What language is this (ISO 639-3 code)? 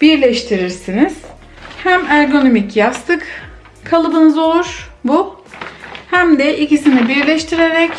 tur